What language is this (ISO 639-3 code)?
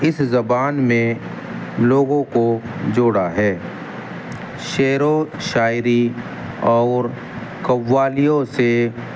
urd